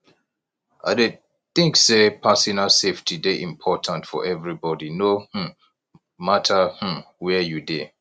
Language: Nigerian Pidgin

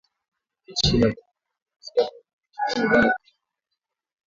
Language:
Swahili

